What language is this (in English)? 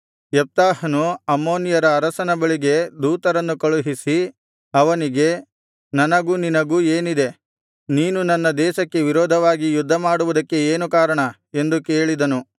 Kannada